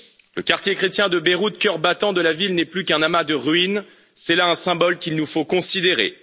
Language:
French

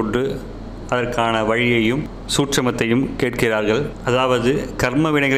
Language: Tamil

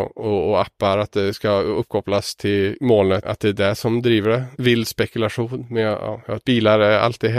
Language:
Swedish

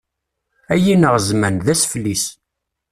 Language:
Kabyle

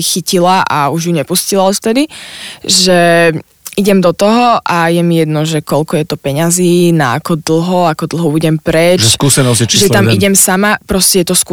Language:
Slovak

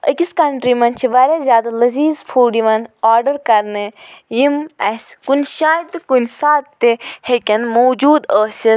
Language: Kashmiri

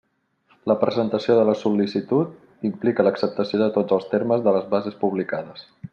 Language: Catalan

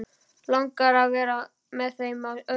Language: Icelandic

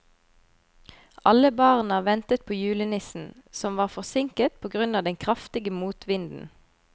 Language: Norwegian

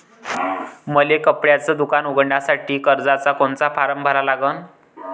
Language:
Marathi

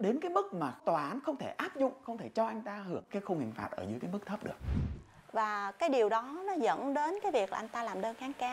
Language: Vietnamese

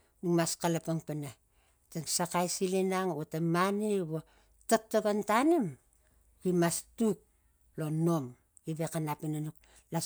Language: Tigak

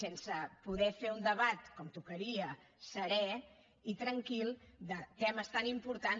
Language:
Catalan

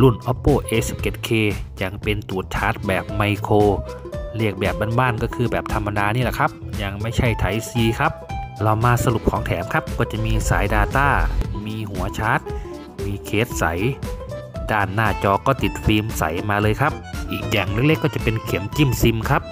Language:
Thai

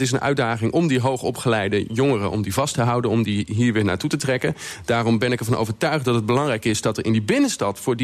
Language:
Dutch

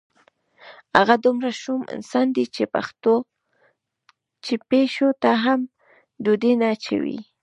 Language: Pashto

